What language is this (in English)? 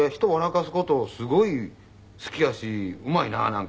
Japanese